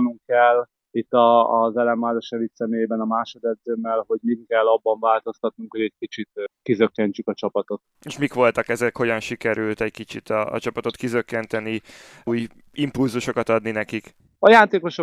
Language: Hungarian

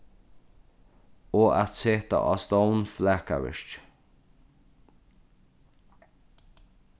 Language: Faroese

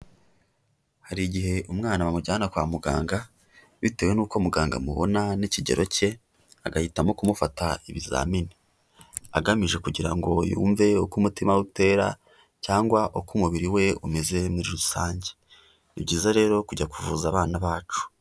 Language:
Kinyarwanda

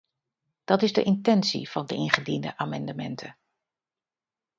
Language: Dutch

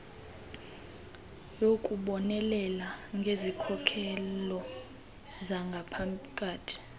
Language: Xhosa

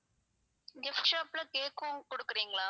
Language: Tamil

